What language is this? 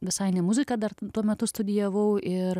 Lithuanian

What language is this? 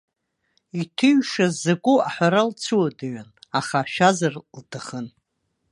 Abkhazian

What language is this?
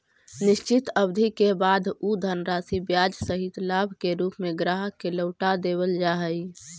Magahi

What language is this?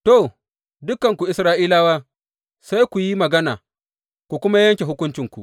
Hausa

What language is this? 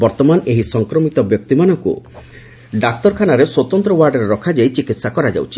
Odia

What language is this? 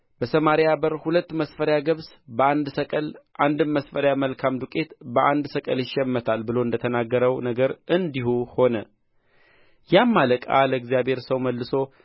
Amharic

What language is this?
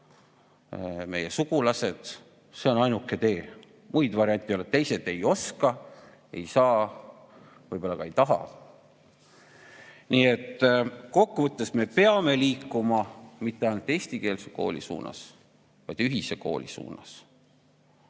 Estonian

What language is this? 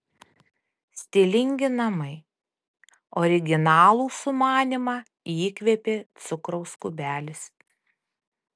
Lithuanian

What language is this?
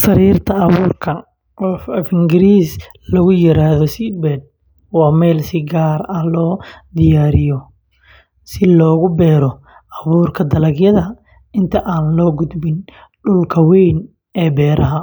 Somali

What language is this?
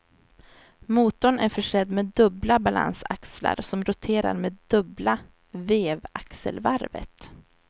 Swedish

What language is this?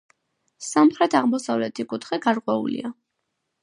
Georgian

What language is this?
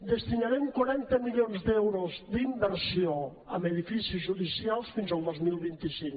Catalan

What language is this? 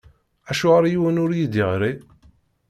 Kabyle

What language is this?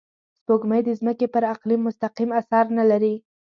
Pashto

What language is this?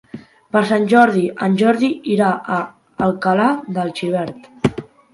Catalan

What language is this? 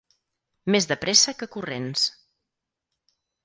Catalan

